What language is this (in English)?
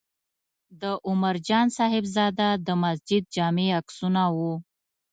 Pashto